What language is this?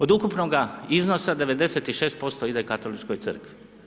Croatian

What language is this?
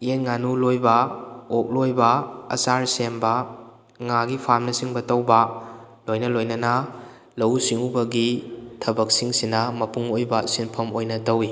Manipuri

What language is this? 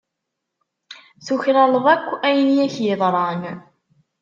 Kabyle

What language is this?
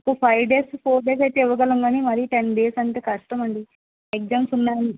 Telugu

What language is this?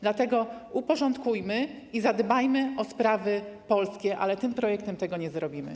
Polish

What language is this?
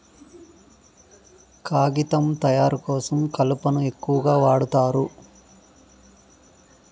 Telugu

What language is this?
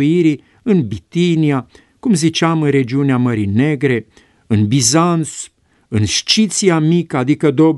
Romanian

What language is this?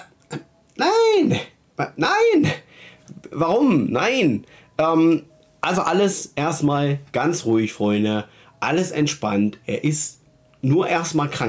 German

